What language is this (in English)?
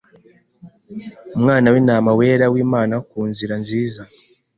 Kinyarwanda